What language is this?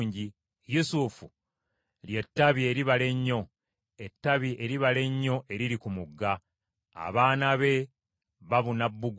Ganda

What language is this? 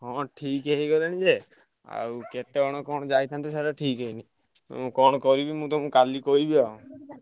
Odia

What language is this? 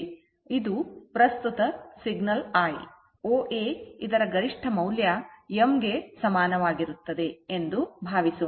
Kannada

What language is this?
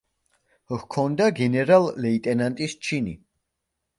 Georgian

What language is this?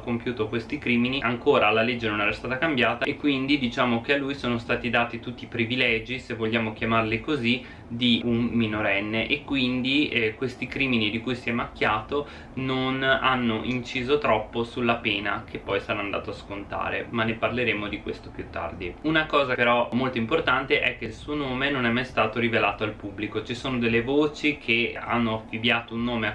Italian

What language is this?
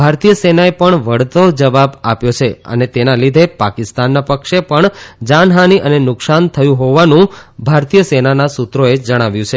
Gujarati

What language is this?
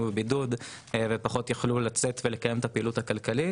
Hebrew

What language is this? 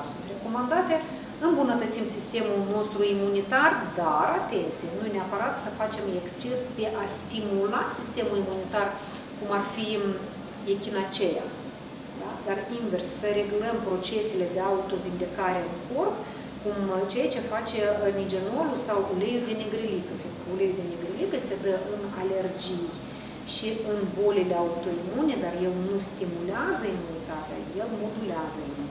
Romanian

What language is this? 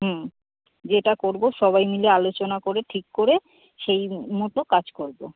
Bangla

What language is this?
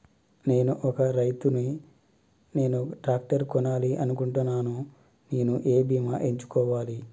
Telugu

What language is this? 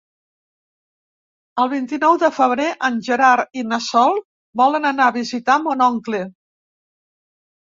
Catalan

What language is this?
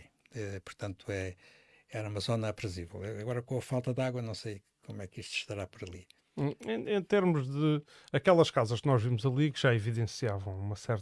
Portuguese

